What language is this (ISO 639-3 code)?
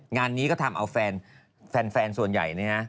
tha